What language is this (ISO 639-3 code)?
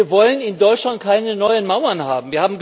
deu